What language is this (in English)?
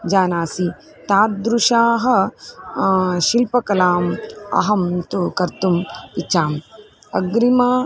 Sanskrit